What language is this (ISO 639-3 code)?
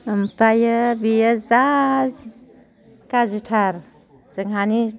brx